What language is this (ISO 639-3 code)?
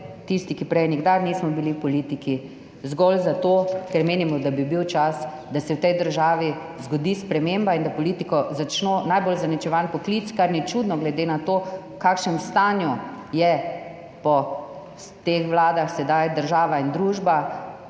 slv